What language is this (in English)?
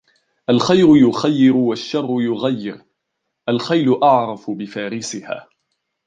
Arabic